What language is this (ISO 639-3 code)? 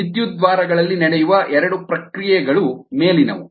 kan